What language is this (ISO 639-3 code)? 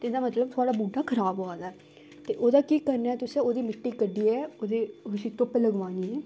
doi